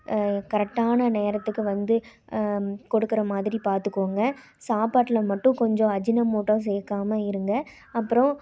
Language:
Tamil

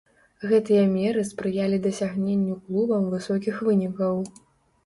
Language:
Belarusian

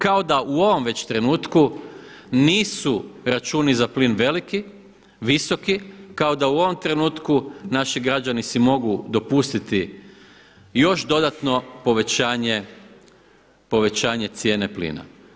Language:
Croatian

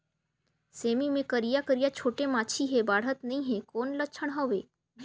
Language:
Chhattisgarhi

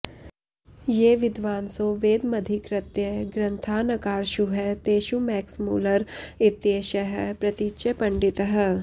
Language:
Sanskrit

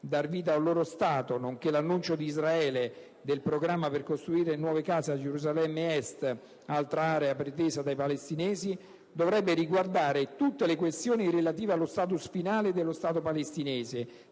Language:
Italian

